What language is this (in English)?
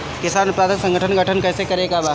Bhojpuri